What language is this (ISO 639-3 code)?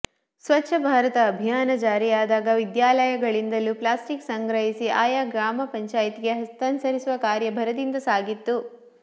kan